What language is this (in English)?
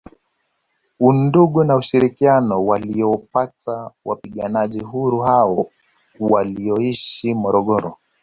Swahili